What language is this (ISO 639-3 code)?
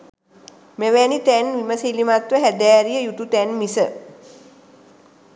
sin